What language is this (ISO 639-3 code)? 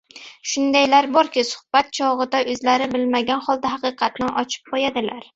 uzb